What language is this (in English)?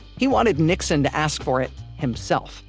English